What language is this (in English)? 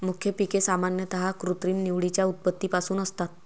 Marathi